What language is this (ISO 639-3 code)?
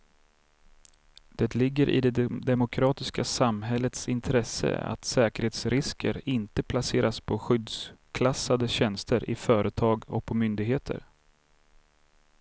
swe